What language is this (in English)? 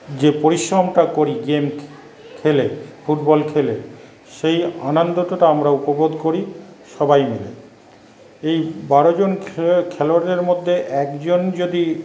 Bangla